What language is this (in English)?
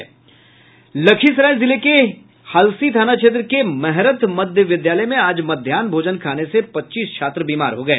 Hindi